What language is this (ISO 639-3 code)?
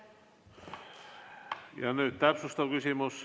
est